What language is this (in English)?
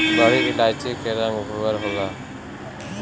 Bhojpuri